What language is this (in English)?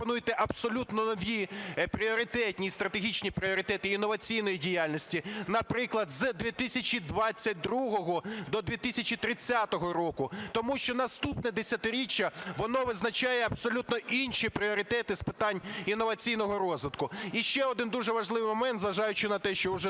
Ukrainian